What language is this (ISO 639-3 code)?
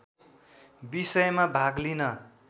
nep